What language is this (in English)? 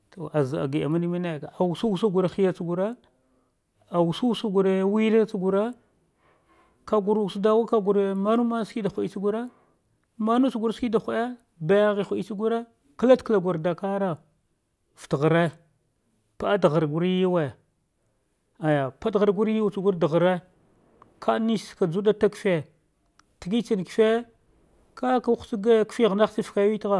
Dghwede